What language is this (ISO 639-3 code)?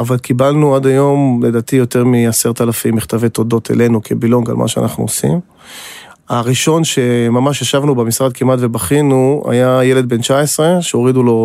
heb